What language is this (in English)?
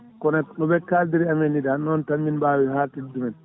Fula